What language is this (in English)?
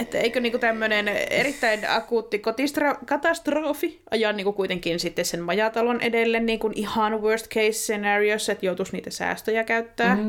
Finnish